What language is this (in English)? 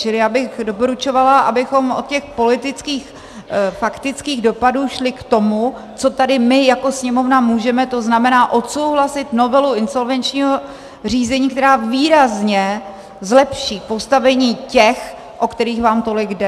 Czech